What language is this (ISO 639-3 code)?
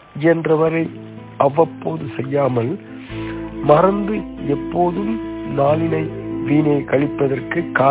tam